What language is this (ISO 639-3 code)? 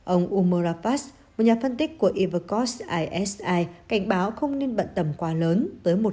vie